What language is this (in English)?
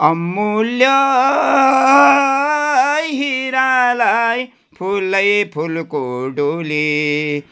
Nepali